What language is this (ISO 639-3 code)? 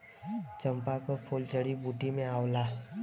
bho